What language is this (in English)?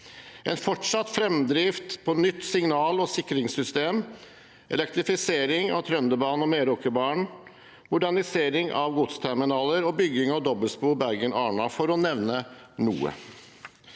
Norwegian